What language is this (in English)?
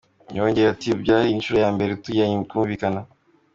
Kinyarwanda